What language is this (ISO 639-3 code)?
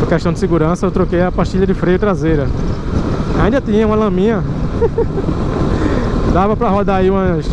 por